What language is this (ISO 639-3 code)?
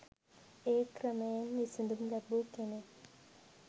sin